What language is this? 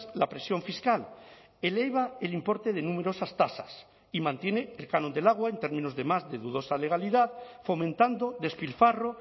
Spanish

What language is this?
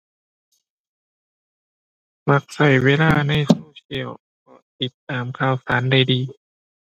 Thai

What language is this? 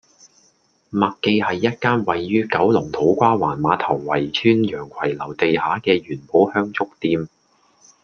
Cantonese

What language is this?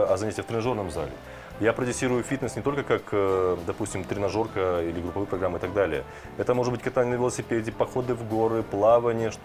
Russian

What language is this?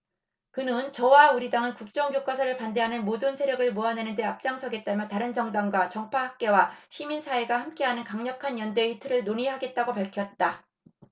Korean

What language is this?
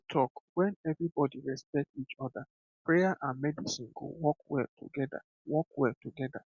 Nigerian Pidgin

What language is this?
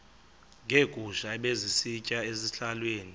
Xhosa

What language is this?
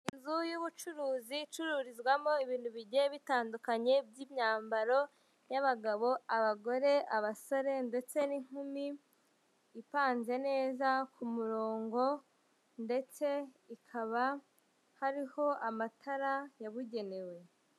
Kinyarwanda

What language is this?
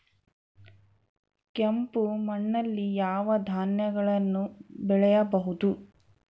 Kannada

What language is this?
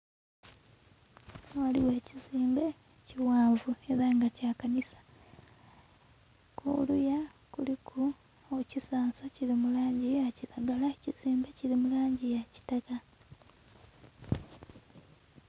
Soga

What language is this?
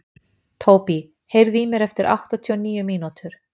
Icelandic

